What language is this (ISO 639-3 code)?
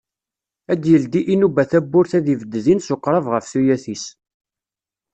kab